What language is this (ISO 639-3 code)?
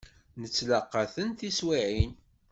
kab